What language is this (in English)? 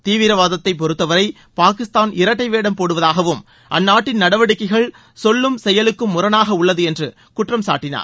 Tamil